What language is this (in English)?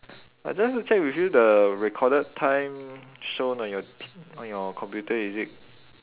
English